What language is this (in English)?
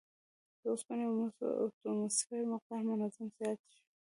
Pashto